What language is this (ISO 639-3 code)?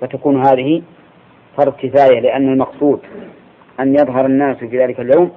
ara